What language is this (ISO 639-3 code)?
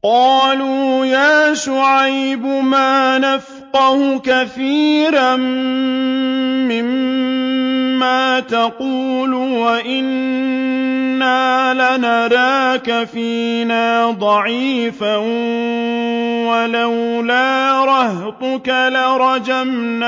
ara